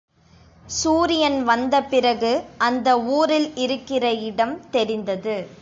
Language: Tamil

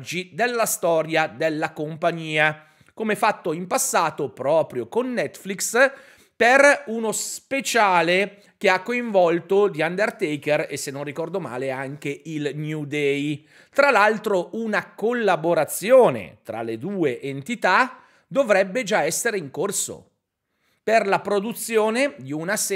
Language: Italian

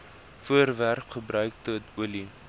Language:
Afrikaans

